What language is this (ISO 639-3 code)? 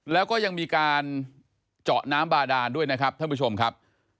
tha